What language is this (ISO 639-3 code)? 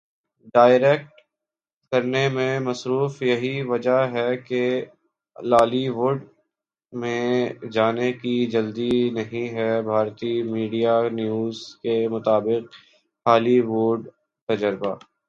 urd